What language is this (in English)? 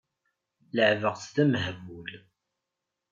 Kabyle